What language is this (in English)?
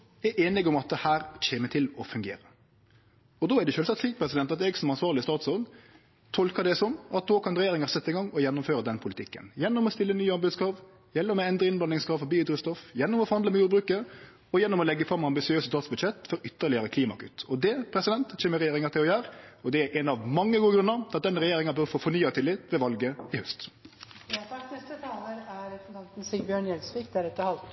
Norwegian Nynorsk